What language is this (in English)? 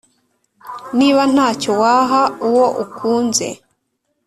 Kinyarwanda